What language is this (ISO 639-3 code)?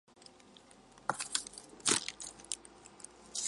zho